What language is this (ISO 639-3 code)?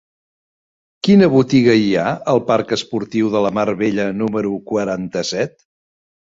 cat